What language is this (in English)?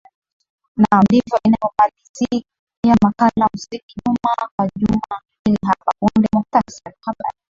Swahili